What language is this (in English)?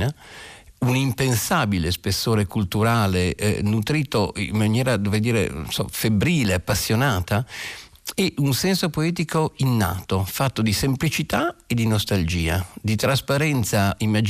Italian